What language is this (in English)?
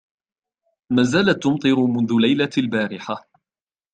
Arabic